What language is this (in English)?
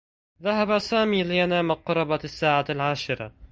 Arabic